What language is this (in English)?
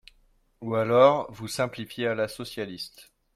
French